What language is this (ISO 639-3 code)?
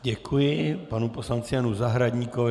ces